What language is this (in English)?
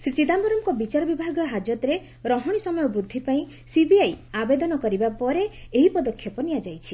Odia